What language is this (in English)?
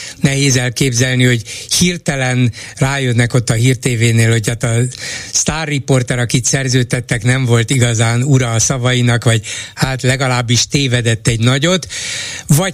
Hungarian